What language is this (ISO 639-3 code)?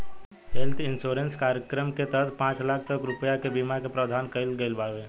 bho